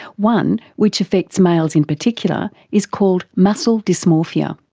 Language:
English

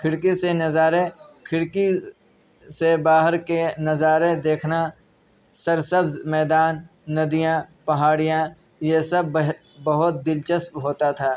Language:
Urdu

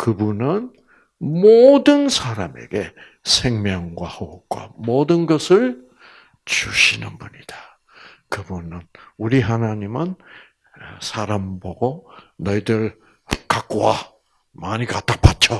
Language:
Korean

